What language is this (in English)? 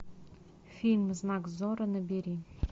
Russian